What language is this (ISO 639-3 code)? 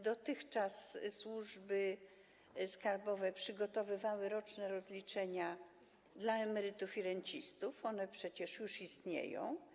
pol